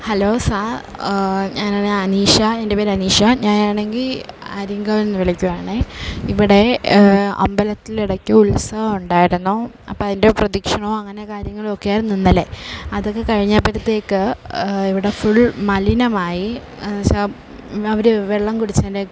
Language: Malayalam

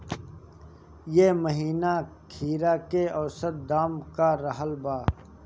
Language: Bhojpuri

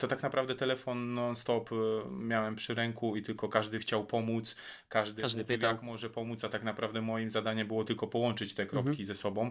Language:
Polish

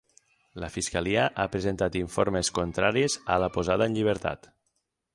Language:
Catalan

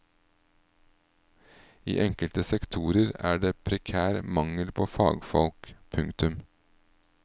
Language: Norwegian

